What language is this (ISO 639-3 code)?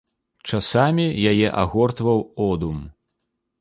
bel